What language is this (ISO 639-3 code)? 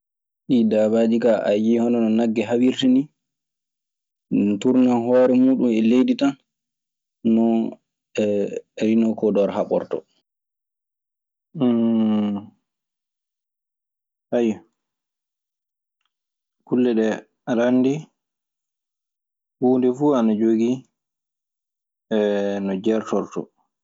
ffm